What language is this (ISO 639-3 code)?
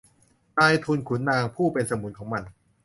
tha